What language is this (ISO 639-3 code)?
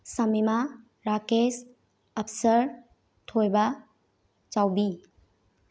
mni